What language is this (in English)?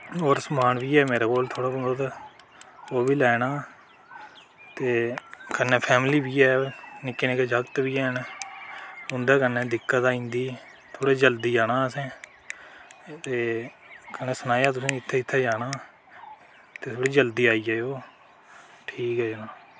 Dogri